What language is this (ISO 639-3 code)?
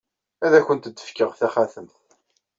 kab